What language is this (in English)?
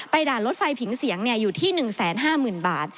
Thai